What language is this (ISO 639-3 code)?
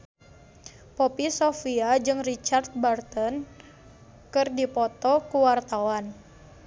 sun